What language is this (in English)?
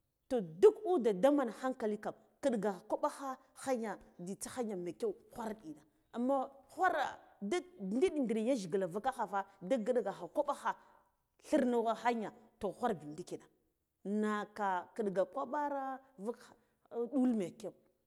Guduf-Gava